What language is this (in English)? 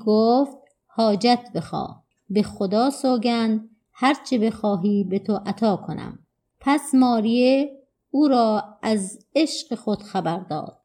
Persian